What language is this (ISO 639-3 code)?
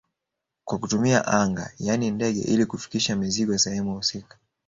swa